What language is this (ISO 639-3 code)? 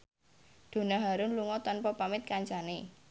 jav